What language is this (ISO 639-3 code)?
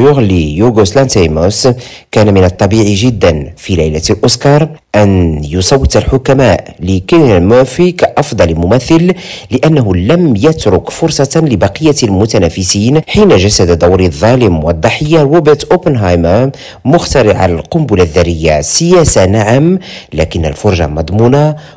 ara